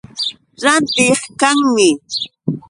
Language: Yauyos Quechua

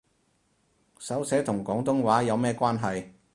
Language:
Cantonese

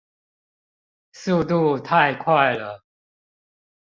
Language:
Chinese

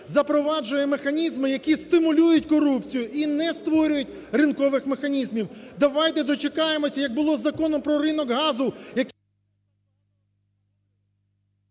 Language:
Ukrainian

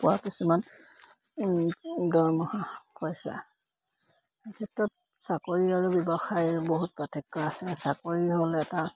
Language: Assamese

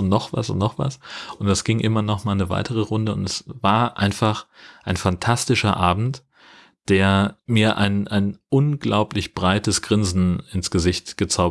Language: German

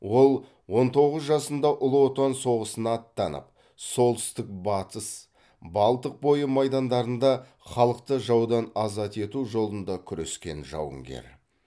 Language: Kazakh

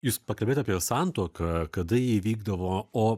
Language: Lithuanian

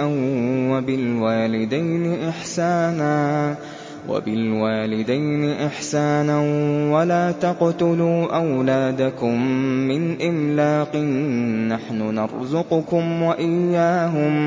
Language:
Arabic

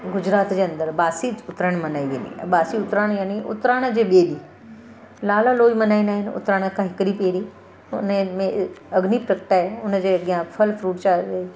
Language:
Sindhi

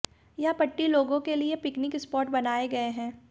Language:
Hindi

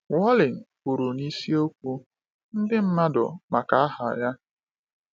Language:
Igbo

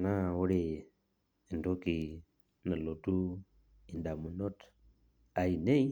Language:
Masai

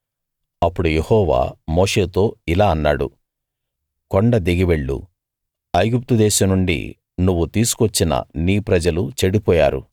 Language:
Telugu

